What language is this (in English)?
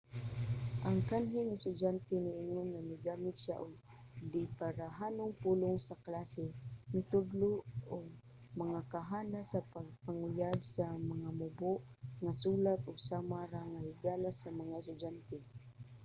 Cebuano